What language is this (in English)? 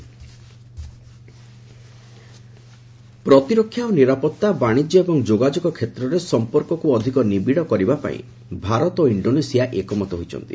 Odia